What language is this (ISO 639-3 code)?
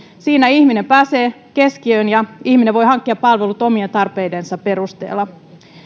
fin